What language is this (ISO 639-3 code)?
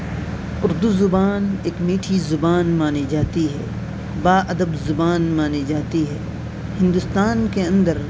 urd